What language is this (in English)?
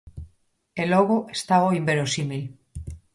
Galician